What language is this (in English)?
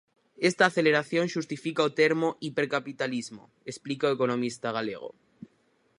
Galician